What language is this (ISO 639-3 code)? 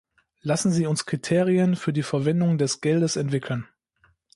deu